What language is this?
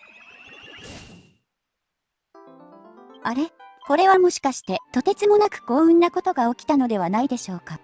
Japanese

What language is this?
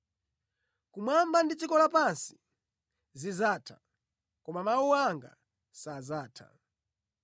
Nyanja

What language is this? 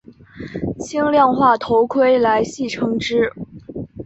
Chinese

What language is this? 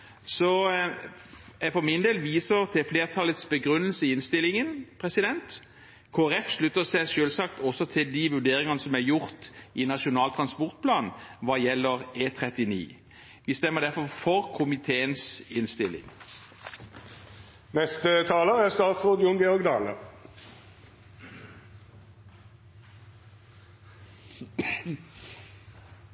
Norwegian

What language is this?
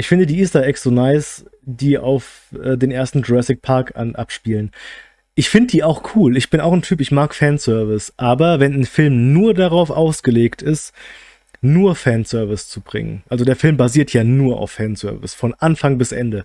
German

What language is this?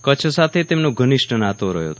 Gujarati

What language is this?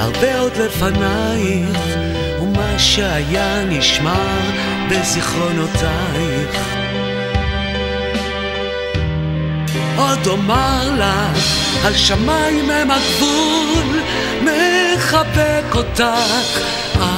Hebrew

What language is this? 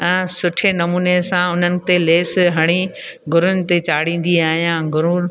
Sindhi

